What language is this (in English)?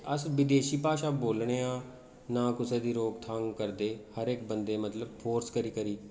Dogri